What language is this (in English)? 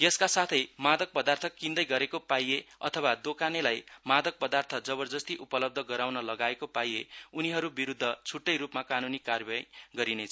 Nepali